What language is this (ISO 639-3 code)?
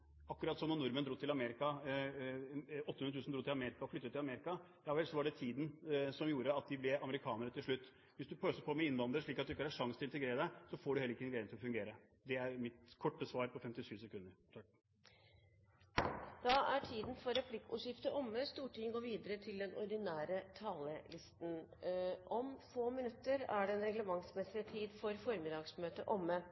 nob